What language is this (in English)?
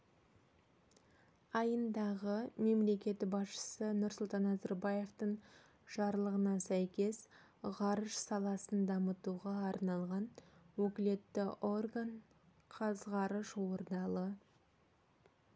Kazakh